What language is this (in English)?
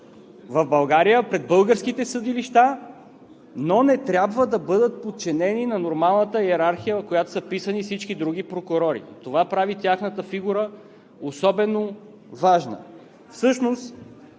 Bulgarian